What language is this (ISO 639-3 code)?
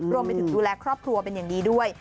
tha